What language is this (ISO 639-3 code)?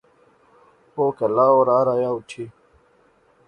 phr